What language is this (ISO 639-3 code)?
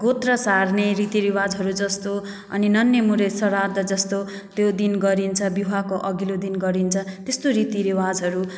nep